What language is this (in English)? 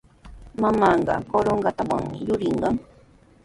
Sihuas Ancash Quechua